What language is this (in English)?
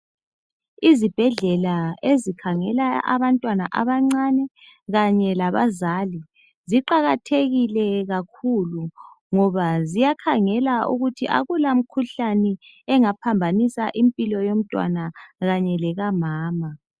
North Ndebele